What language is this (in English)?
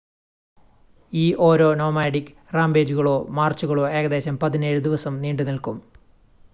Malayalam